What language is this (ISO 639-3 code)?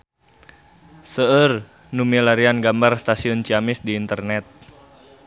sun